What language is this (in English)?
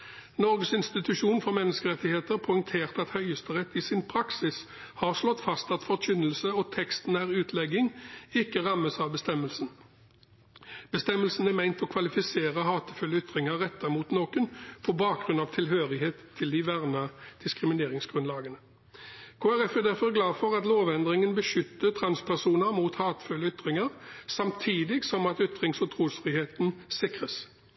Norwegian Bokmål